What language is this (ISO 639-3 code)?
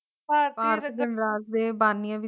pan